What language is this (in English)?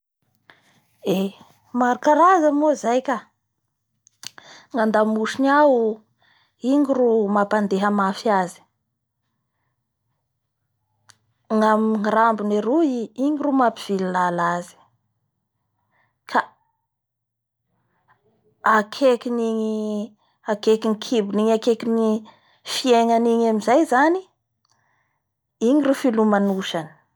Bara Malagasy